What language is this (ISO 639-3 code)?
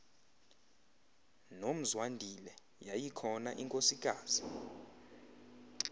xho